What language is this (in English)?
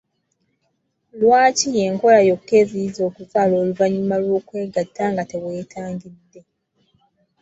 Ganda